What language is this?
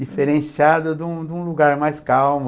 Portuguese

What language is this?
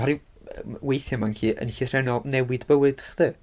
Welsh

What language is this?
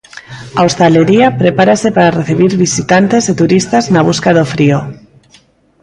Galician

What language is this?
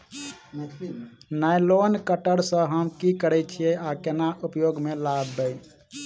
Maithili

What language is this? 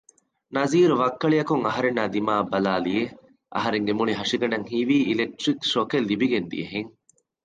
Divehi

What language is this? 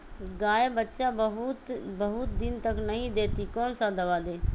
Magahi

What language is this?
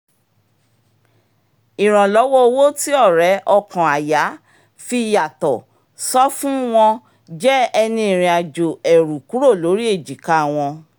Yoruba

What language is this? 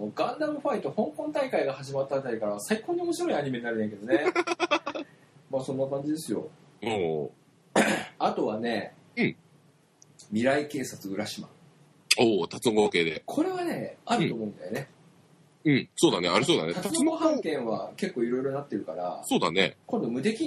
Japanese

